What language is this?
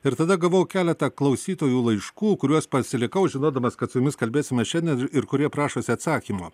Lithuanian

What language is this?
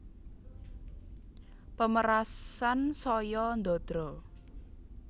Javanese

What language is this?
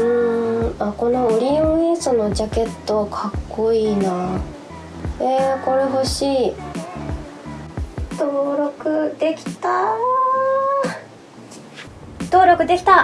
Japanese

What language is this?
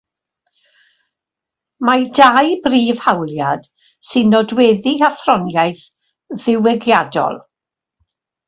Welsh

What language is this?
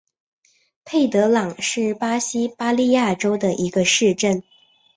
Chinese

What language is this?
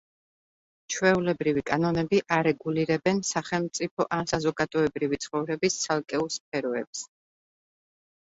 Georgian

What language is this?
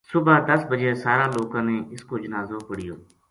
Gujari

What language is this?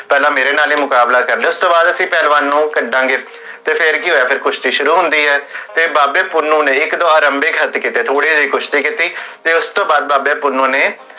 Punjabi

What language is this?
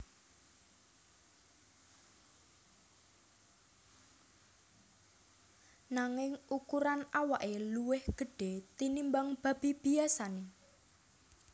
Javanese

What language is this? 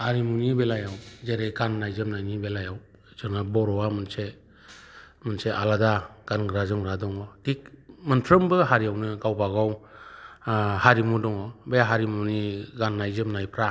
Bodo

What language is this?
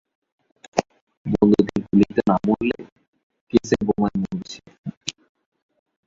Bangla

